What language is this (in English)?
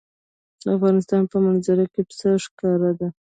Pashto